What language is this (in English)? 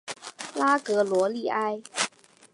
Chinese